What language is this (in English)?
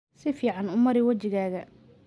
Somali